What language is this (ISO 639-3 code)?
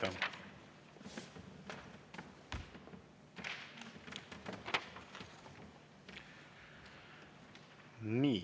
est